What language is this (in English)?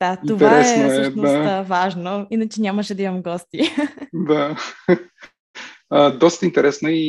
Bulgarian